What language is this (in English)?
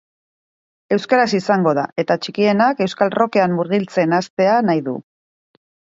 Basque